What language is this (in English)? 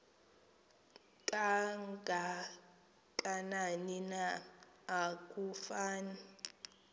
Xhosa